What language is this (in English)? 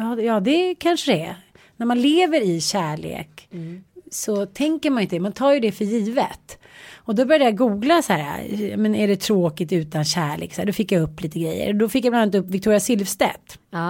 Swedish